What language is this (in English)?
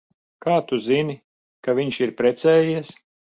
Latvian